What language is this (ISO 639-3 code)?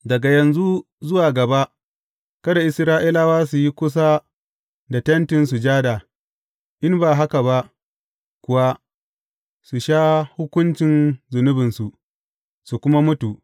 hau